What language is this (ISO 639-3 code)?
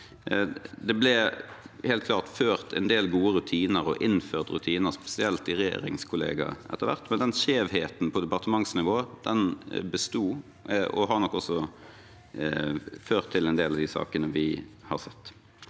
nor